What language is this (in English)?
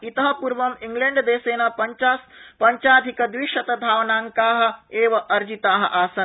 Sanskrit